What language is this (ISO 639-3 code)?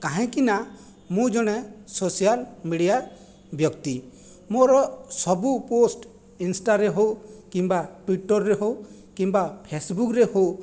ori